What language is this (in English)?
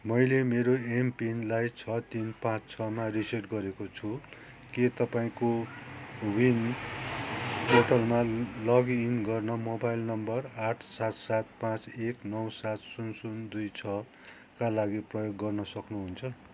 Nepali